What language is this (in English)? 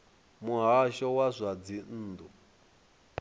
Venda